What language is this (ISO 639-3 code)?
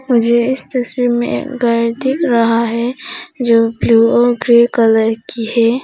hin